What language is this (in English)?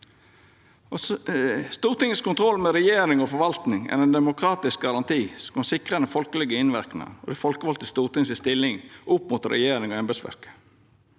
Norwegian